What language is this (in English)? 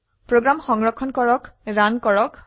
Assamese